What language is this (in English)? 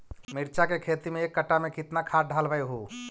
Magahi